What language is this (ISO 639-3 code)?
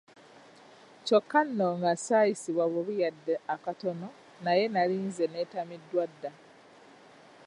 lug